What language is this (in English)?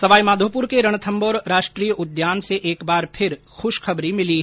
Hindi